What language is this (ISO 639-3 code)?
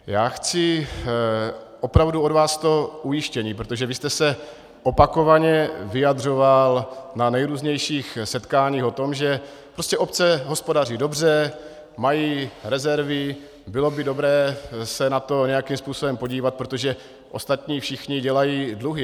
ces